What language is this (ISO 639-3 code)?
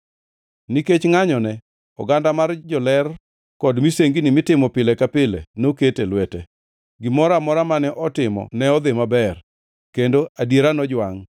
luo